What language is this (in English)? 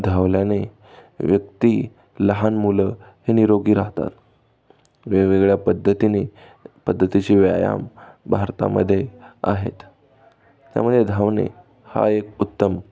Marathi